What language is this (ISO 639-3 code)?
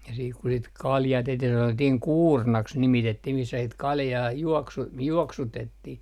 fin